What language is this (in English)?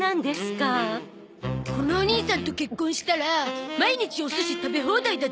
Japanese